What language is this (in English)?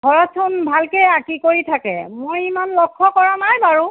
Assamese